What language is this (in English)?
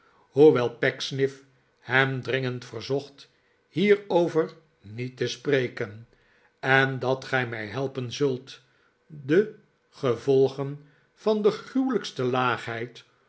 Dutch